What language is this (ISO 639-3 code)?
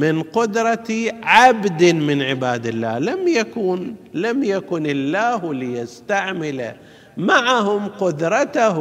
ara